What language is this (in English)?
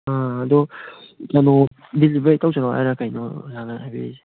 Manipuri